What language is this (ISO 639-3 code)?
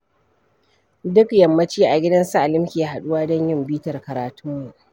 hau